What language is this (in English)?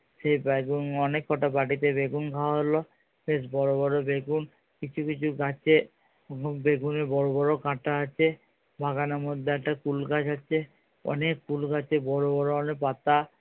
Bangla